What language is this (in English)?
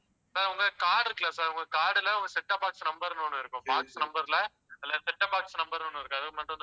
Tamil